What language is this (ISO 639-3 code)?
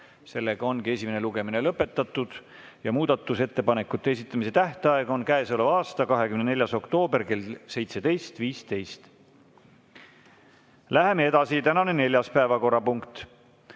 est